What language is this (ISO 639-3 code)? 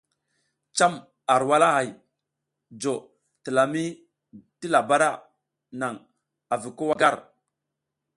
giz